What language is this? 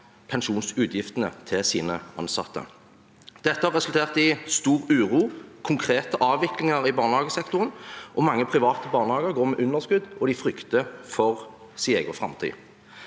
Norwegian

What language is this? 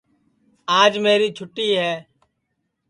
Sansi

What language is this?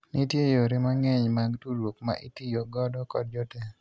Luo (Kenya and Tanzania)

